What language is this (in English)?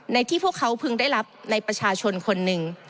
Thai